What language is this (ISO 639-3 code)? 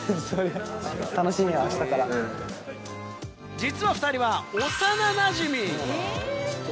jpn